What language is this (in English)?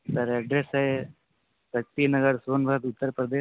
Hindi